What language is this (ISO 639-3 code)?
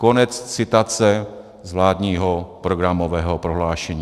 ces